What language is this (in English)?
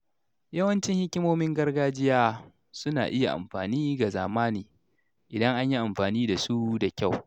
Hausa